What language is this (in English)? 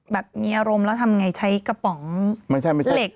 Thai